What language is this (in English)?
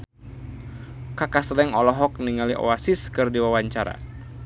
Sundanese